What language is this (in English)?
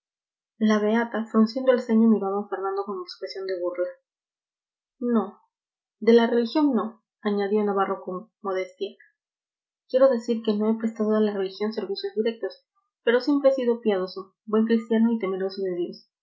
Spanish